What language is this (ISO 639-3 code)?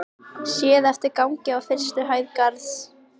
isl